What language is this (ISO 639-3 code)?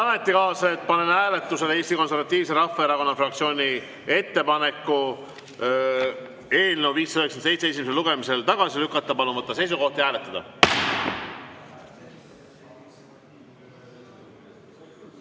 est